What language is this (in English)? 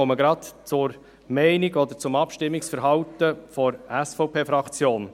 Swiss German